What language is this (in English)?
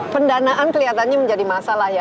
Indonesian